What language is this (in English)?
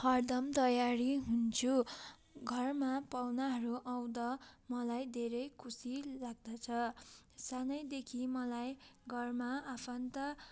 Nepali